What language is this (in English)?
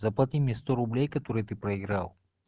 Russian